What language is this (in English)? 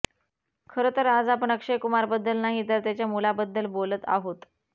Marathi